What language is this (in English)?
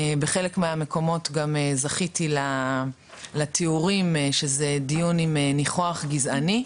Hebrew